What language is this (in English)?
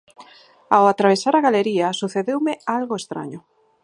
Galician